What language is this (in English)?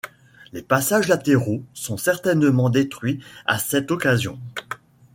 French